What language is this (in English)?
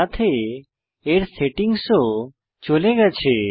Bangla